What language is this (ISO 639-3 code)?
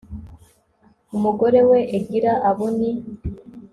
kin